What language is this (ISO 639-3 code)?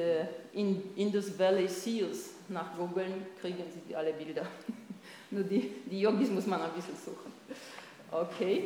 deu